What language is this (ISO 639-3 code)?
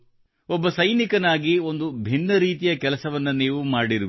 kan